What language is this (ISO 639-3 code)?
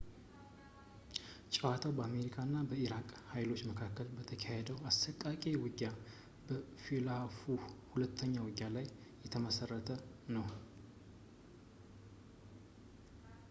amh